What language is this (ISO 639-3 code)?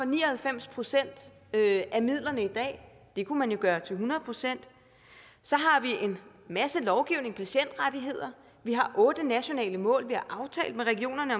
dan